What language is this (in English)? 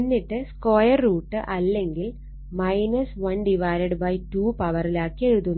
Malayalam